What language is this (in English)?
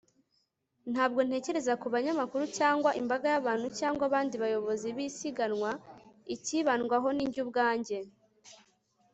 Kinyarwanda